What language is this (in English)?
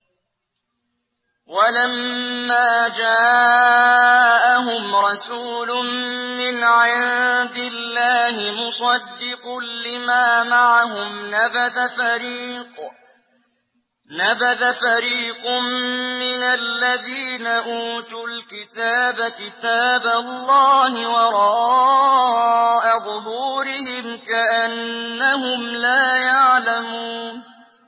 Arabic